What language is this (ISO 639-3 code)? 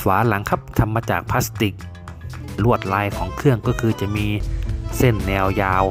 tha